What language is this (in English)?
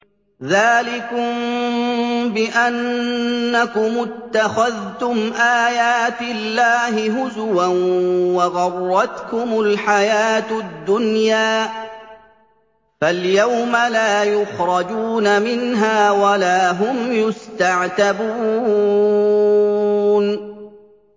Arabic